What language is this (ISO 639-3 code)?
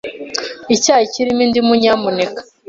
kin